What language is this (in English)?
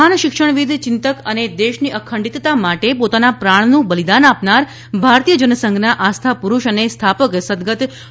Gujarati